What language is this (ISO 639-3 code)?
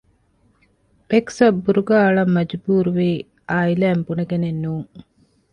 div